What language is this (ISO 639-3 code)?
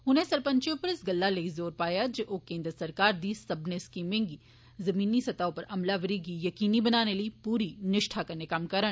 doi